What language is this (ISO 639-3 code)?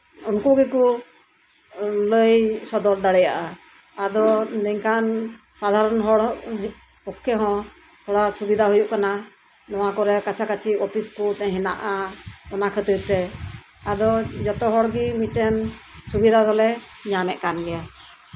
sat